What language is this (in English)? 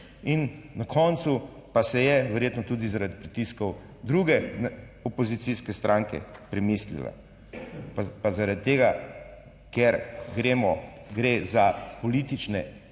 Slovenian